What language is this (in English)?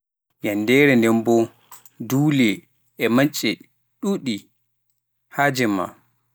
Pular